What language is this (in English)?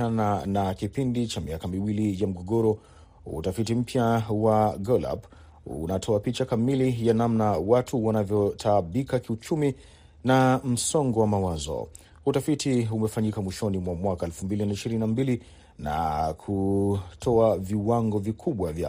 Swahili